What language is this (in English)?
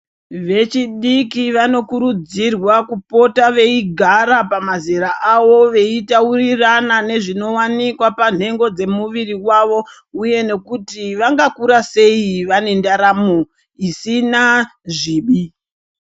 Ndau